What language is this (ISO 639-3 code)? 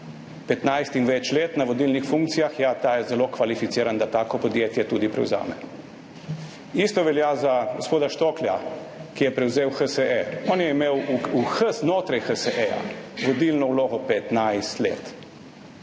slv